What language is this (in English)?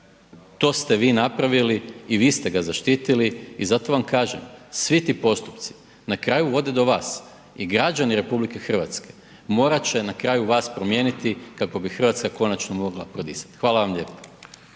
Croatian